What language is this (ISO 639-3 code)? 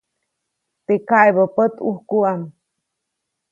zoc